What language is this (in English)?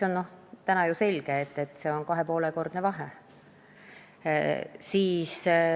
Estonian